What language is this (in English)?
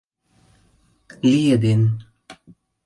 Mari